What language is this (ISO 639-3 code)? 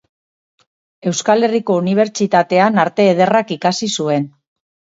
eus